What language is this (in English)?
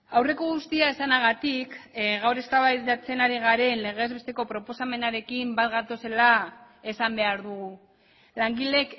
Basque